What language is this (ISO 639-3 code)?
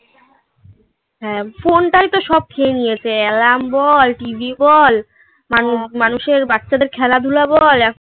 ben